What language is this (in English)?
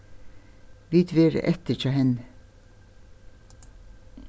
Faroese